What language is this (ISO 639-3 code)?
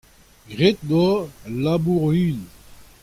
bre